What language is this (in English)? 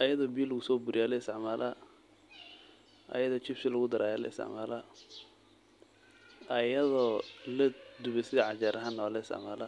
Somali